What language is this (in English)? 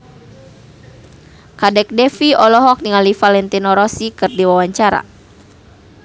Sundanese